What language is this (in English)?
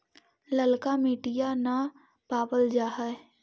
Magahi